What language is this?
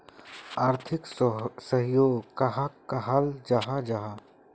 Magahi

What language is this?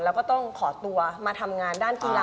Thai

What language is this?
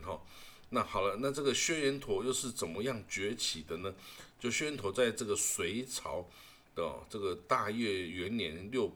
Chinese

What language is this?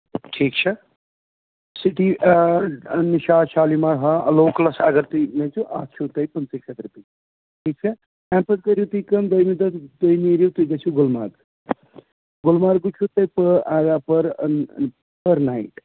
Kashmiri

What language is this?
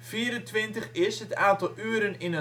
Dutch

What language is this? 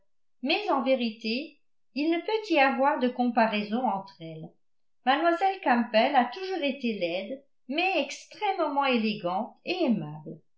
French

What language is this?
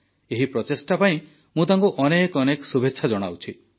Odia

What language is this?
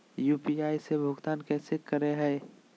Magahi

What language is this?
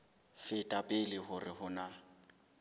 Southern Sotho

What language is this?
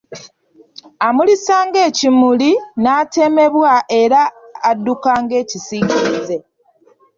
Ganda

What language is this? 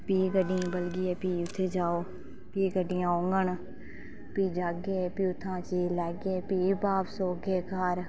Dogri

